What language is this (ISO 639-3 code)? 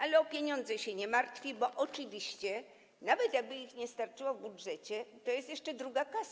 pol